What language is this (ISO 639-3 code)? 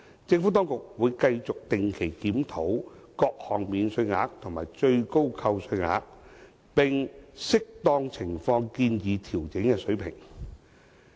yue